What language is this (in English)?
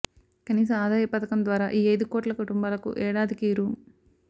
Telugu